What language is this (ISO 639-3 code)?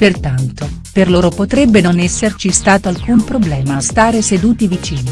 ita